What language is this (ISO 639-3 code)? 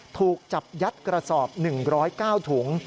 tha